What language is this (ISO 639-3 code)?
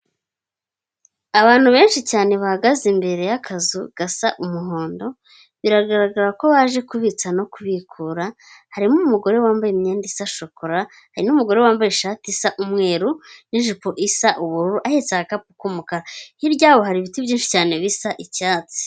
kin